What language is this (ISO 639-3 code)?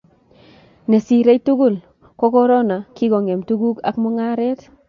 kln